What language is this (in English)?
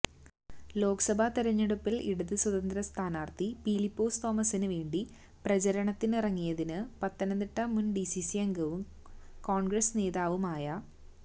Malayalam